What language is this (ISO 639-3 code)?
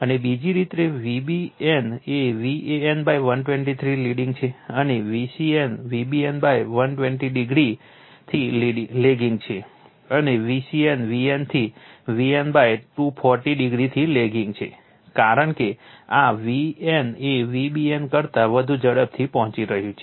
guj